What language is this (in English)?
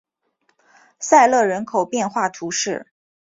Chinese